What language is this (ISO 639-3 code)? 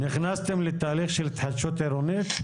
heb